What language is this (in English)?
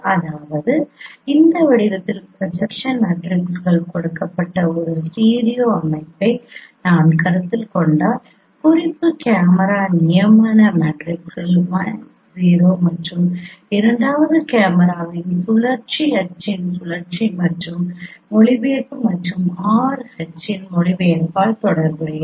Tamil